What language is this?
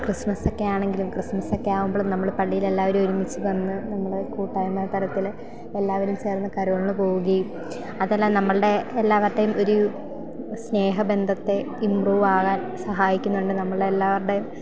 Malayalam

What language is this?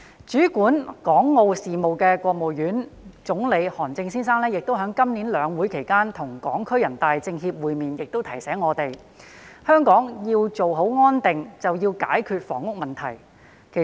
Cantonese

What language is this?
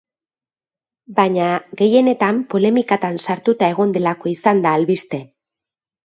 Basque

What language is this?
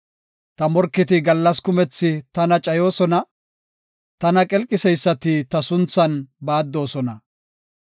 Gofa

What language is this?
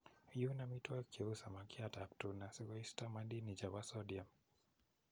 Kalenjin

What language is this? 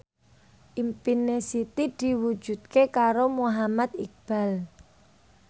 Javanese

